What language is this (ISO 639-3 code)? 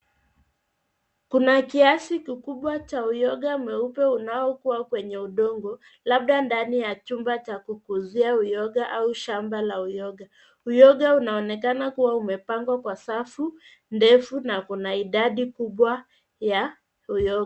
swa